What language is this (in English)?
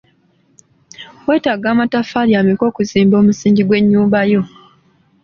Ganda